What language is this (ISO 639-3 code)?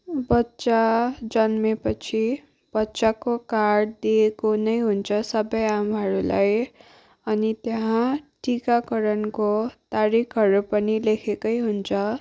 nep